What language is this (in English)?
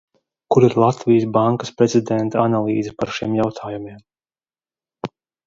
Latvian